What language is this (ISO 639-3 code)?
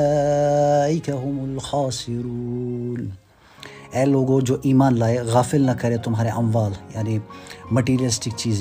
urd